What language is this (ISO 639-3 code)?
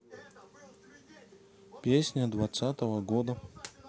rus